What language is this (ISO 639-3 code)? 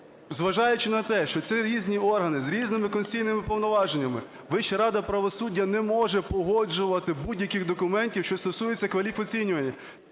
ukr